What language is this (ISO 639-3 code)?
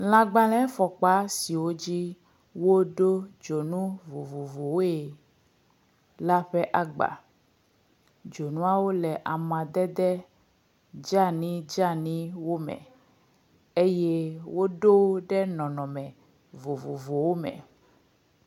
ewe